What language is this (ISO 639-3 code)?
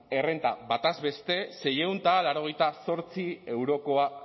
eus